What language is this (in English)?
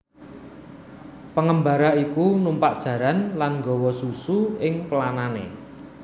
Javanese